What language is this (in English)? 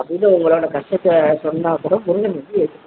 Tamil